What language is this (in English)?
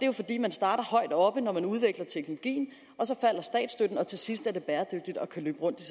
Danish